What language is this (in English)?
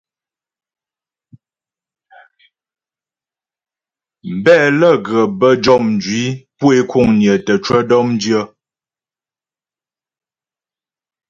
Ghomala